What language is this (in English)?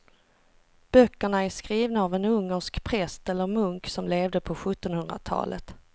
Swedish